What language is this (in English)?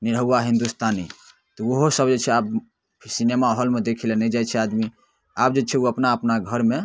Maithili